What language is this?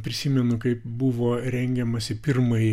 Lithuanian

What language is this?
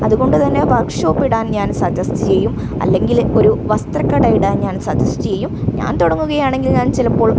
Malayalam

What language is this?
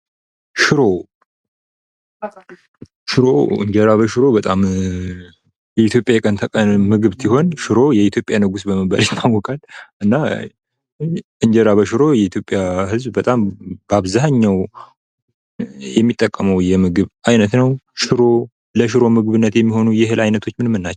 Amharic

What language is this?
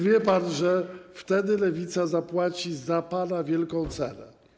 Polish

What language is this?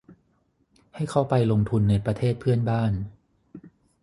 Thai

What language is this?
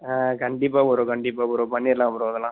Tamil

